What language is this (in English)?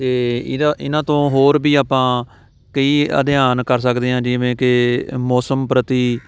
Punjabi